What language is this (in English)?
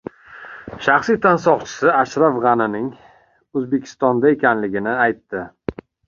Uzbek